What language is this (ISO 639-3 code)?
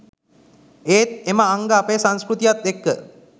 sin